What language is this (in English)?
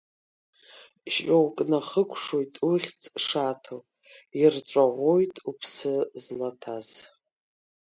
Abkhazian